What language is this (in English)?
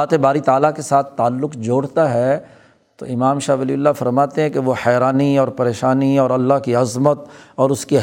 Urdu